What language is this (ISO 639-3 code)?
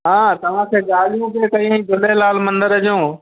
snd